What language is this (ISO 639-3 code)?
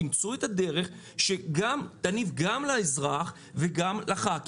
heb